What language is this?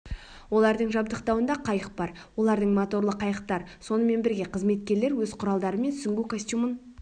Kazakh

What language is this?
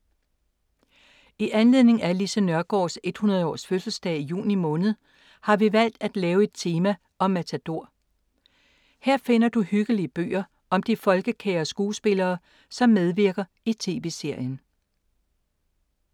Danish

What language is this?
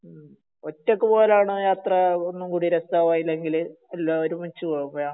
Malayalam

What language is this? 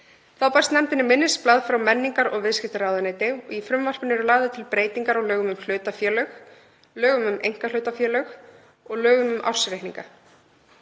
Icelandic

